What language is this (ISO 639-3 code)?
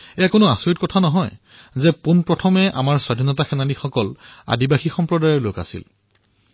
asm